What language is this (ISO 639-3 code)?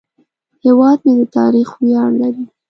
pus